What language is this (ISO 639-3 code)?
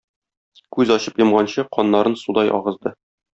tat